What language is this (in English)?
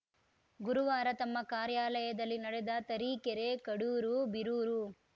Kannada